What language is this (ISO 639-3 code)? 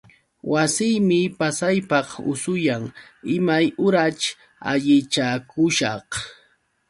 qux